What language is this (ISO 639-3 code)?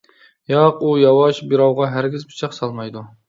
uig